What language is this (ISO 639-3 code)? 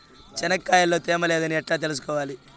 tel